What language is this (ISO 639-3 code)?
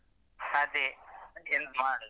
kan